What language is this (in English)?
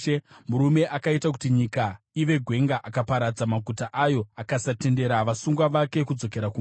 Shona